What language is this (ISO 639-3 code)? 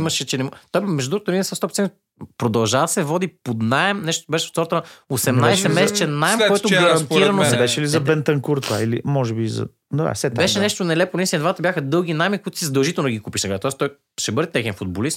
bul